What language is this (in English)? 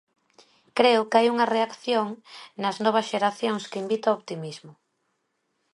Galician